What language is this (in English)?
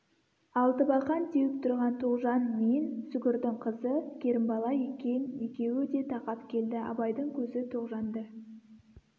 Kazakh